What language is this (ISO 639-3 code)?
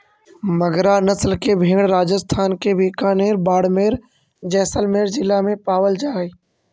mag